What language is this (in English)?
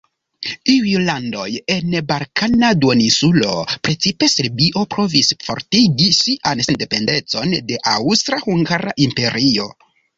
Esperanto